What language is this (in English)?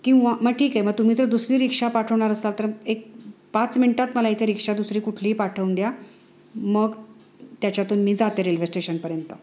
Marathi